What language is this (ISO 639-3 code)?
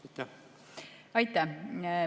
est